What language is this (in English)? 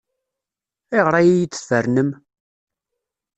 Kabyle